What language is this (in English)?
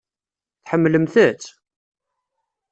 Kabyle